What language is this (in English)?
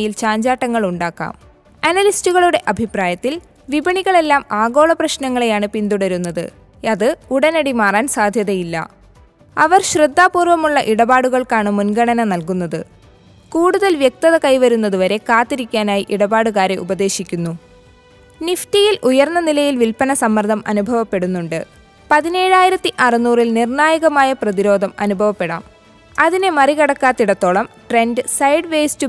Malayalam